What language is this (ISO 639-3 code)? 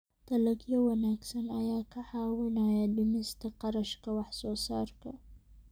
som